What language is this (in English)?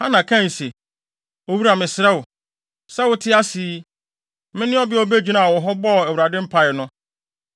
Akan